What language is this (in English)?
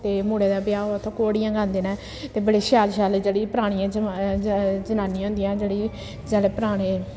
Dogri